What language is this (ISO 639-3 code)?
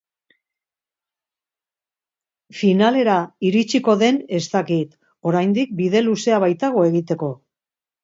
eus